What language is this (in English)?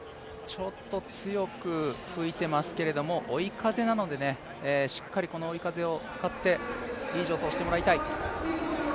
Japanese